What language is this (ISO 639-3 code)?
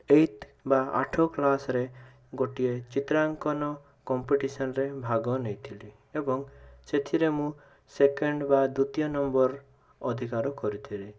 ori